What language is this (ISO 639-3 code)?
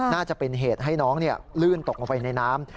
tha